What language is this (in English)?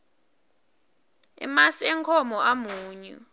Swati